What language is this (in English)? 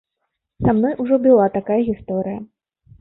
Belarusian